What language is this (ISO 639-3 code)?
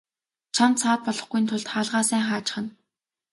mon